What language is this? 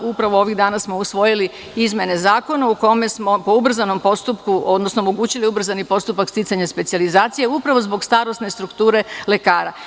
Serbian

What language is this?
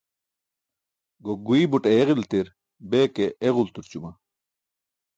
Burushaski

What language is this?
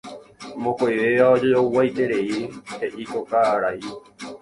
Guarani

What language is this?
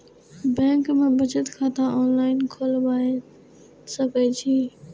Maithili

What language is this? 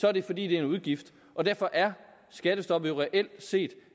Danish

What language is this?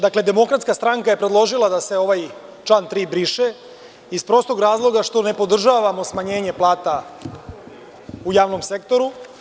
Serbian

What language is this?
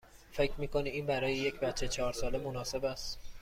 Persian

